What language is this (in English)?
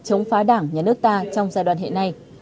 Vietnamese